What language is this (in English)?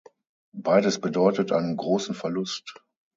German